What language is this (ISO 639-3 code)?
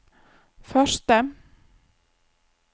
nor